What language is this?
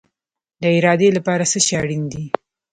Pashto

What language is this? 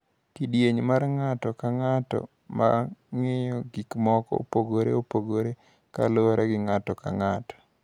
Luo (Kenya and Tanzania)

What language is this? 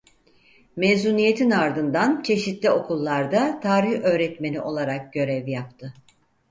Turkish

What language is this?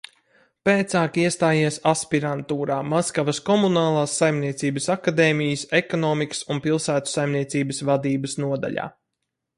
Latvian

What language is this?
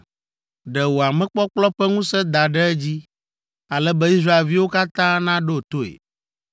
Ewe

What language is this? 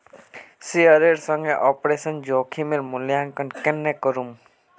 Magahi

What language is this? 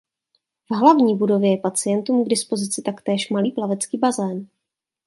Czech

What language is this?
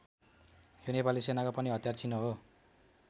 Nepali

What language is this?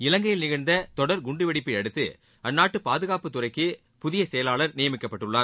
Tamil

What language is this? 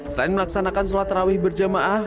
Indonesian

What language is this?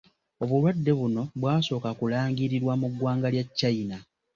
Ganda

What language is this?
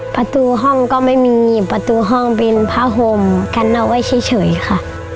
Thai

